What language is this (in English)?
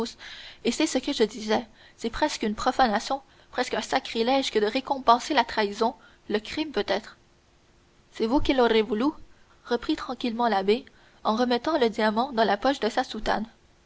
French